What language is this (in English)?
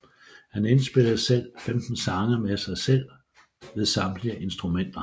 Danish